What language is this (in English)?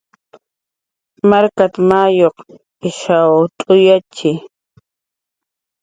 Jaqaru